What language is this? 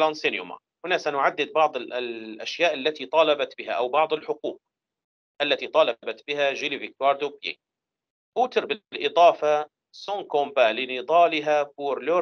Arabic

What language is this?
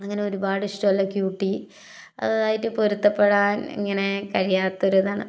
Malayalam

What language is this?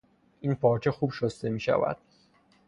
Persian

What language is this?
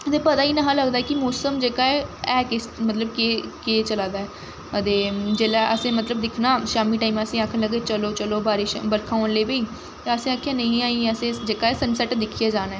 Dogri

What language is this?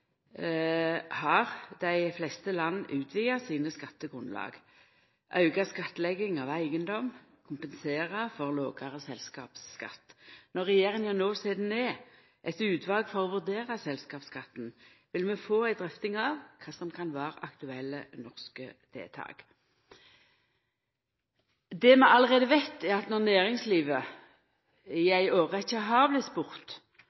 Norwegian Nynorsk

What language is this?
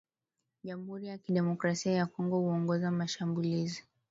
Swahili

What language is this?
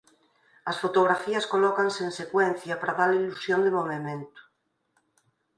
Galician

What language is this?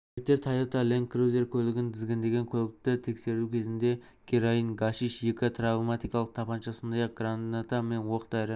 Kazakh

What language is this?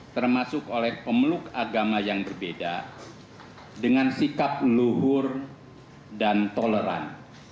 Indonesian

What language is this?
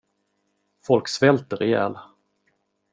Swedish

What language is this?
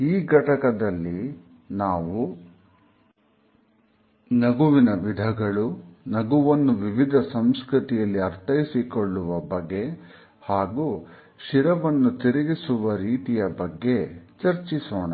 Kannada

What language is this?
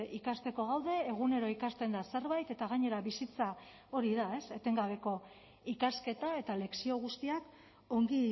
Basque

